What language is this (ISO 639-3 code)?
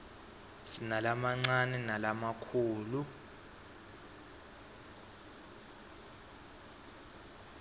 ssw